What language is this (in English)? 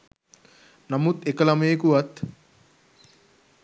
Sinhala